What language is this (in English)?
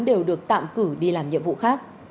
Vietnamese